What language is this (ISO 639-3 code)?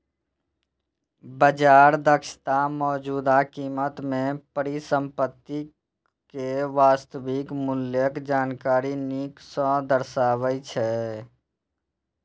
mai